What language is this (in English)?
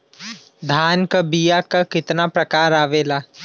Bhojpuri